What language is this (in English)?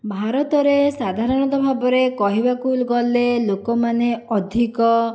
Odia